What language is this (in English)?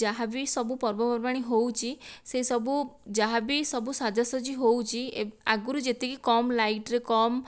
Odia